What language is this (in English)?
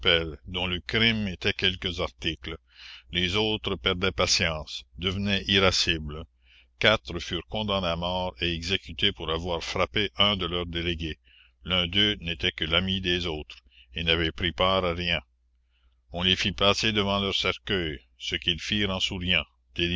French